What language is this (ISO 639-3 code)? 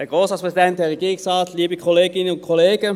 gsw